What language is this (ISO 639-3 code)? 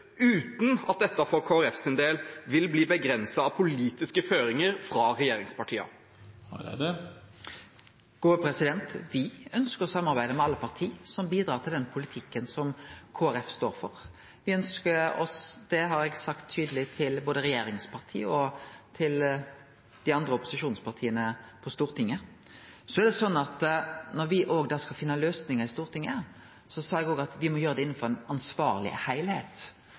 nor